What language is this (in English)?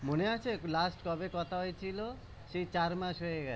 Bangla